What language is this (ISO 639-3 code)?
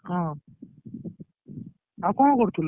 ori